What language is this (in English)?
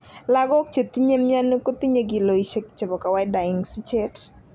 Kalenjin